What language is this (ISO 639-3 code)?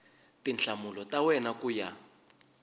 tso